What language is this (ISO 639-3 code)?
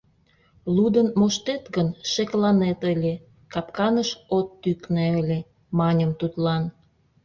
chm